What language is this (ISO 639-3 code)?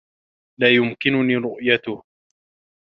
ara